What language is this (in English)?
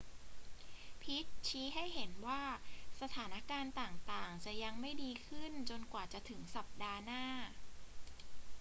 Thai